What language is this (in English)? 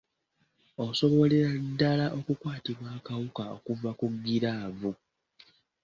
Ganda